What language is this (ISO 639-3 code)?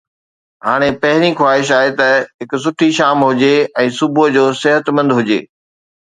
snd